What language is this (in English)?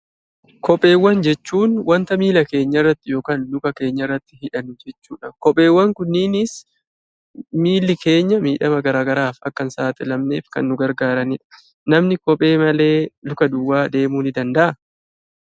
Oromo